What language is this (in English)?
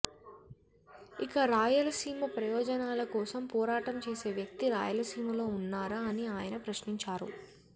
Telugu